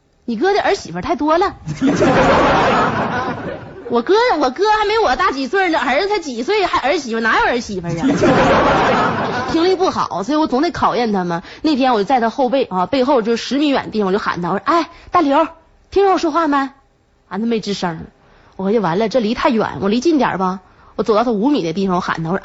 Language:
Chinese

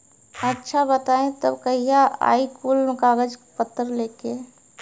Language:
Bhojpuri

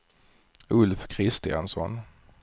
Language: Swedish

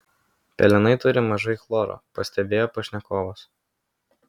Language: Lithuanian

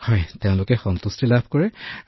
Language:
Assamese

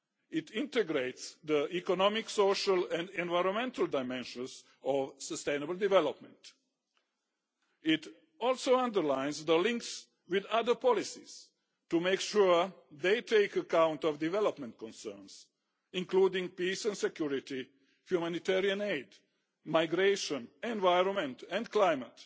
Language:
English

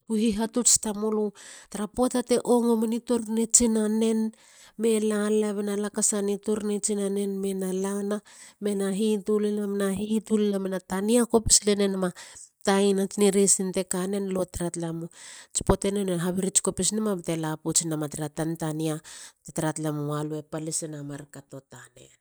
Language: Halia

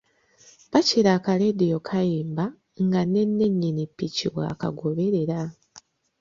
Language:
Ganda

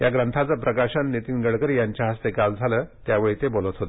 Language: Marathi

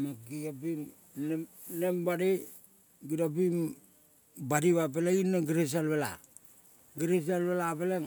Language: Kol (Papua New Guinea)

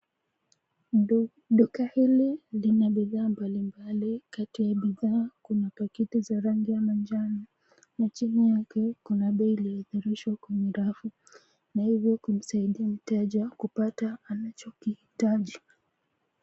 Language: Swahili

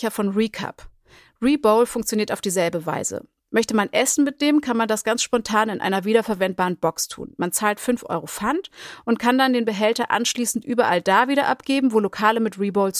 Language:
German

